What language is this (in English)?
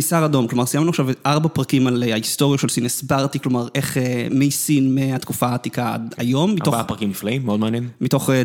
Hebrew